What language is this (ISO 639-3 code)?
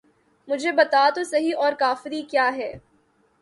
urd